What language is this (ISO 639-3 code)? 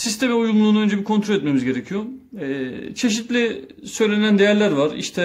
tur